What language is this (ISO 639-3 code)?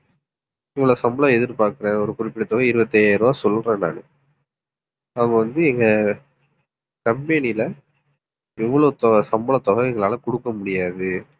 tam